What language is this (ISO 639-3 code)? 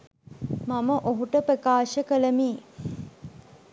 sin